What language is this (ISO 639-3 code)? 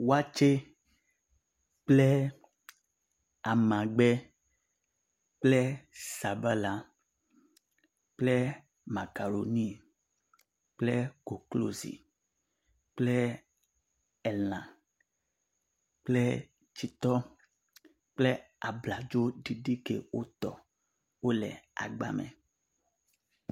ewe